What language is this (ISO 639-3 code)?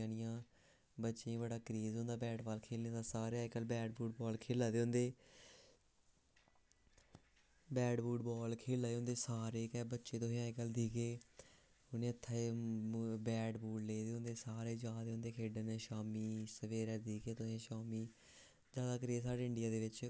doi